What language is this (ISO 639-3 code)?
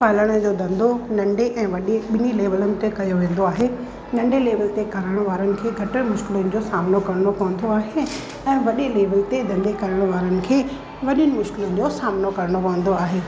snd